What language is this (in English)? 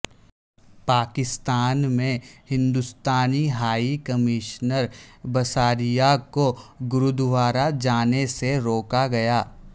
Urdu